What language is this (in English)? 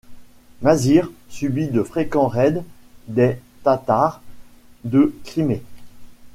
French